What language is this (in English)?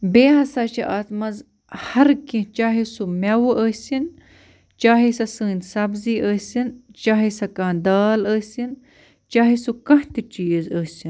Kashmiri